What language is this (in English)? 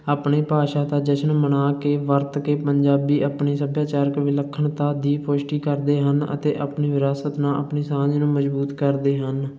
Punjabi